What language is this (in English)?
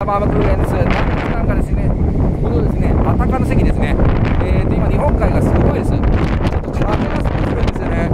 Japanese